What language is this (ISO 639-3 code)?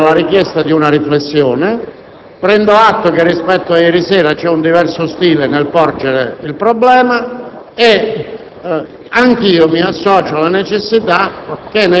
ita